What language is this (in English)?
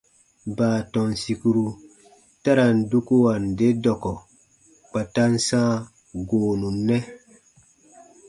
Baatonum